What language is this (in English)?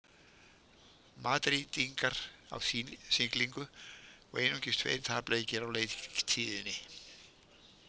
Icelandic